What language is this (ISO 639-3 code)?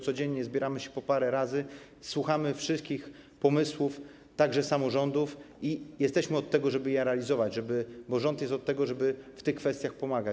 pol